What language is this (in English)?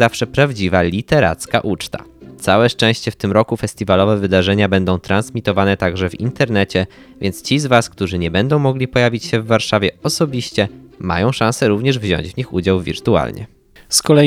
Polish